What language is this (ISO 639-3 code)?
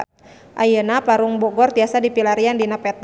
sun